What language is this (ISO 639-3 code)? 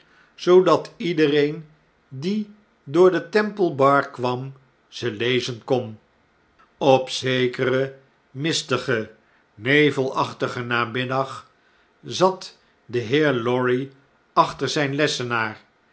nld